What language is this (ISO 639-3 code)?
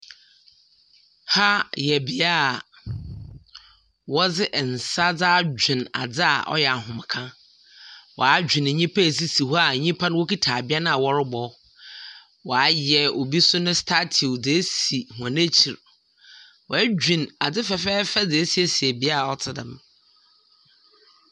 aka